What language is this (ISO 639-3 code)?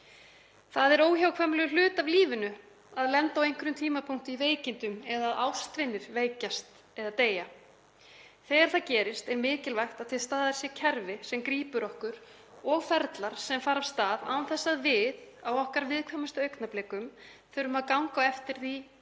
isl